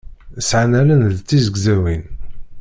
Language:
Kabyle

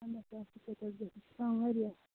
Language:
Kashmiri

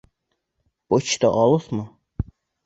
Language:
Bashkir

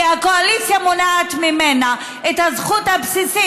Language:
Hebrew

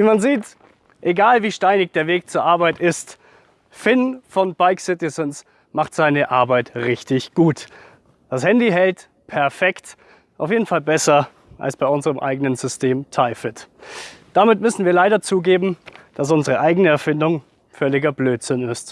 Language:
German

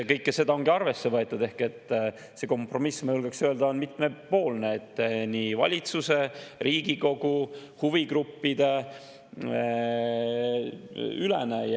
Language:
Estonian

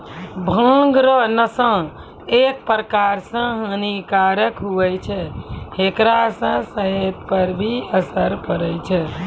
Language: Maithili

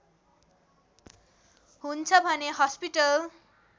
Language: Nepali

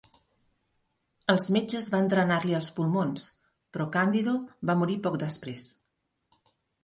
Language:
Catalan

